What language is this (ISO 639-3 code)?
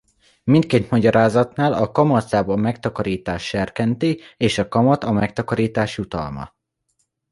hun